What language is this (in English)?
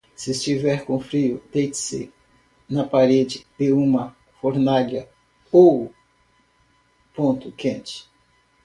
Portuguese